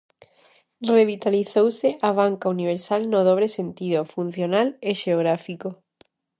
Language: Galician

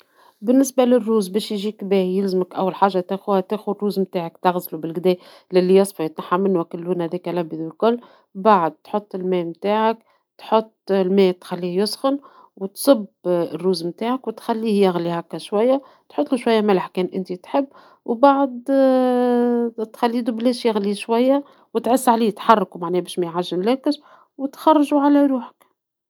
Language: Tunisian Arabic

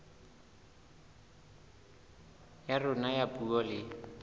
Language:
Southern Sotho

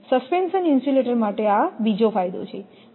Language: Gujarati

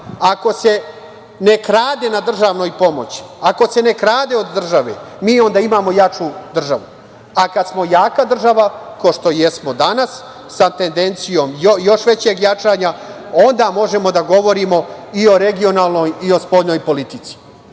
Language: Serbian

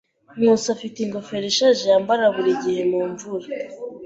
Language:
Kinyarwanda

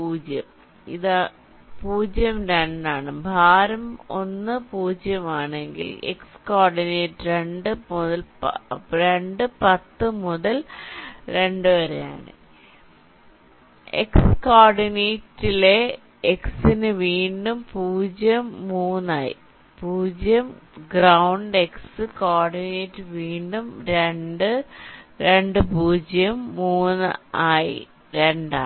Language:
Malayalam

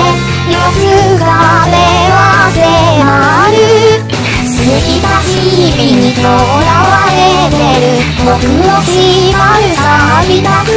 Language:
Thai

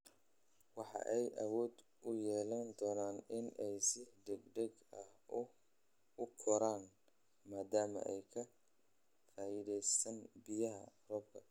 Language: Somali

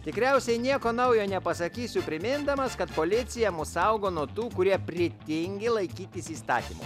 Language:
Lithuanian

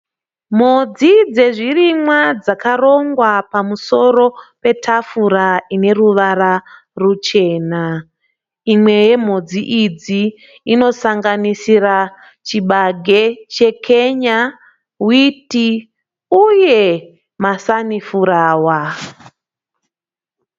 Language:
Shona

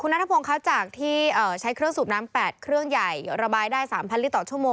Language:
Thai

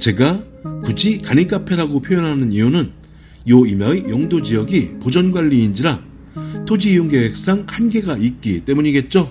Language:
Korean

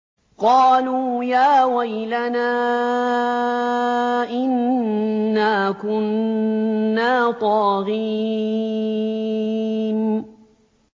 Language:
Arabic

